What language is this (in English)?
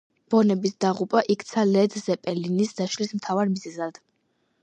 Georgian